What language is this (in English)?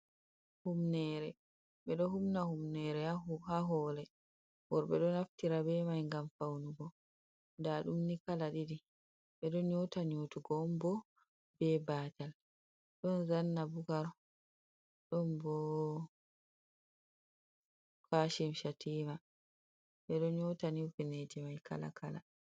Fula